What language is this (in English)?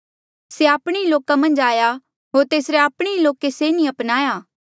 Mandeali